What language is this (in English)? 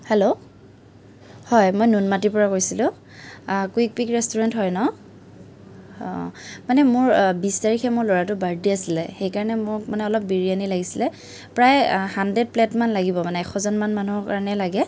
Assamese